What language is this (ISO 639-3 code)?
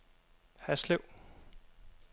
dan